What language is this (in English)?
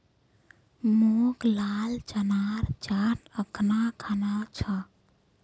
Magahi